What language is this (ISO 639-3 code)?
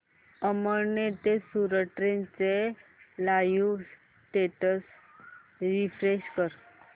mar